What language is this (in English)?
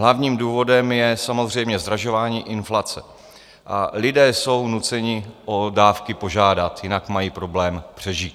Czech